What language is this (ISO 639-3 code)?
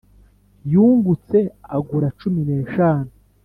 kin